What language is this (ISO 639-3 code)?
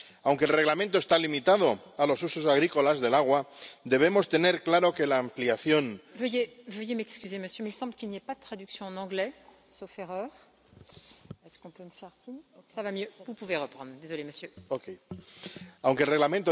spa